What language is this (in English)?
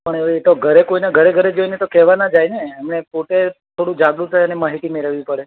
Gujarati